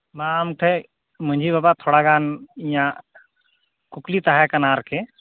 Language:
Santali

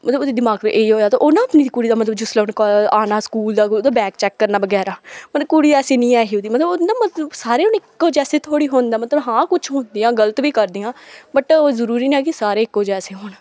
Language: Dogri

